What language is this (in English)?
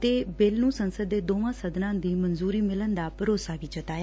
Punjabi